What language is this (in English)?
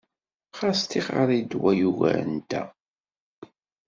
Kabyle